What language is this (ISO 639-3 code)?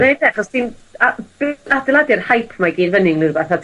cym